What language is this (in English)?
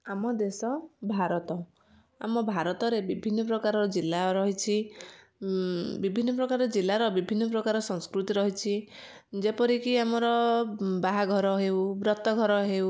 Odia